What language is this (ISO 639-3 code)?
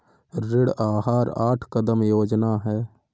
hin